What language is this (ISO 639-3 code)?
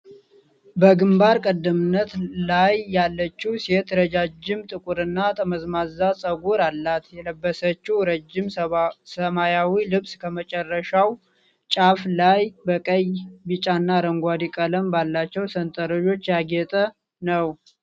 amh